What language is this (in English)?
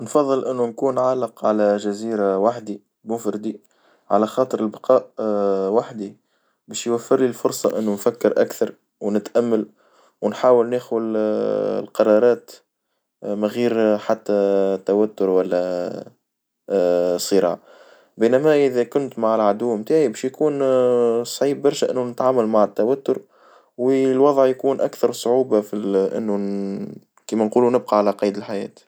Tunisian Arabic